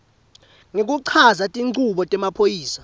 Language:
Swati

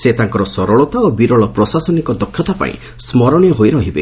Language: Odia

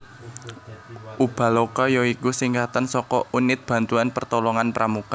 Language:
Javanese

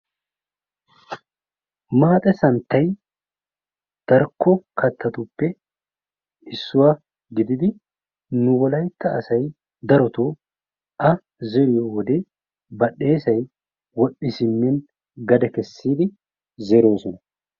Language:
Wolaytta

